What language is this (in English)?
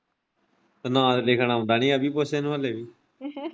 Punjabi